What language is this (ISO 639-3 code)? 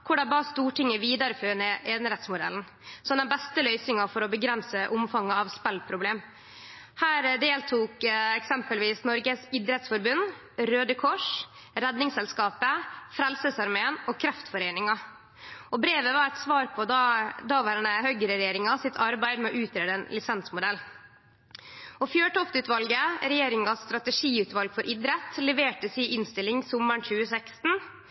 nno